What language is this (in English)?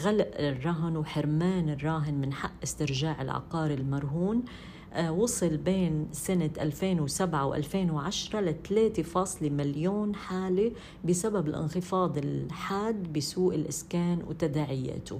Arabic